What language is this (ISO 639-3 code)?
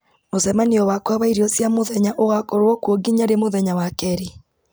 kik